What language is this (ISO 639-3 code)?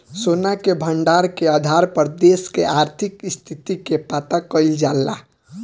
bho